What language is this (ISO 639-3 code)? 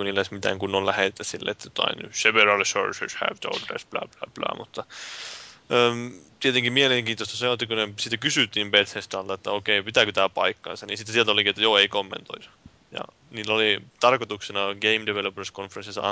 fin